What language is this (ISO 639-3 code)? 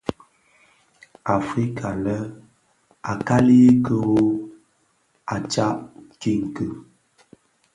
ksf